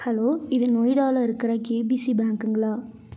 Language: Tamil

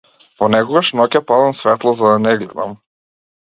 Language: Macedonian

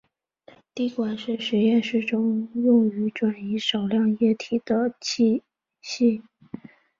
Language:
Chinese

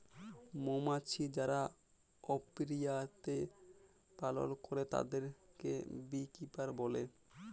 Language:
Bangla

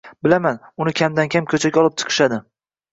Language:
Uzbek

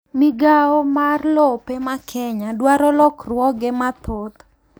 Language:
Luo (Kenya and Tanzania)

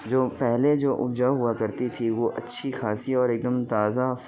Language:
Urdu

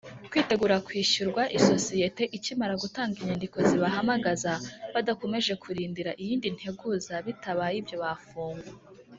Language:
Kinyarwanda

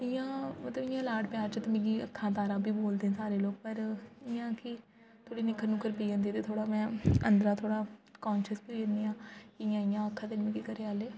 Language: Dogri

